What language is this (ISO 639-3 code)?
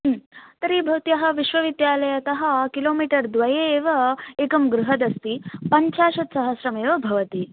san